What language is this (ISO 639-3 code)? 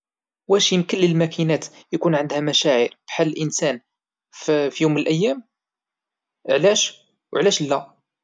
ary